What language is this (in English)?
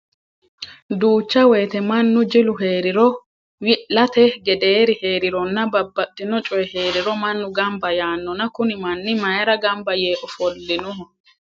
Sidamo